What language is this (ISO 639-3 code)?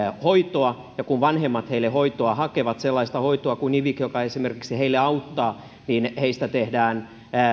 fin